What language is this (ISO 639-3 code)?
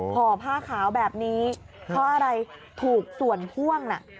tha